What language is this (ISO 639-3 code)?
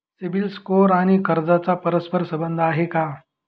mar